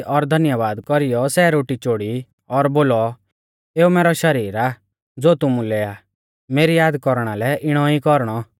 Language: Mahasu Pahari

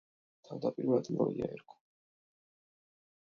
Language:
Georgian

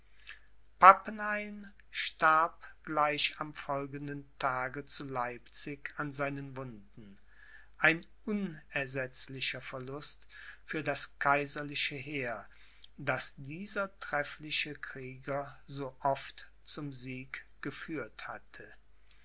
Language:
German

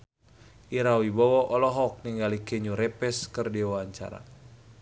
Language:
Sundanese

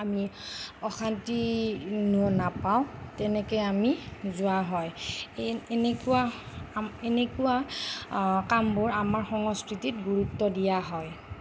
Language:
Assamese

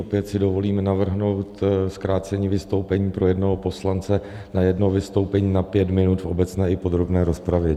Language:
Czech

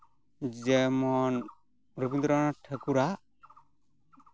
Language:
Santali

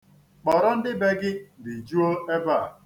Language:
Igbo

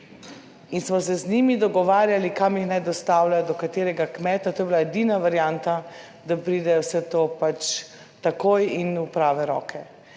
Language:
Slovenian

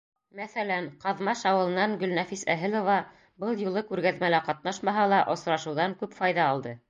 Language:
Bashkir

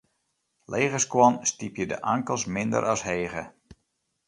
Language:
Western Frisian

